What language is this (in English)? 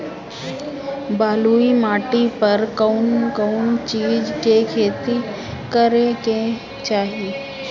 Bhojpuri